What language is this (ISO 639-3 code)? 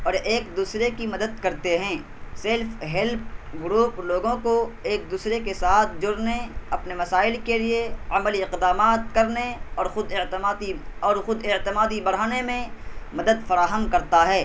urd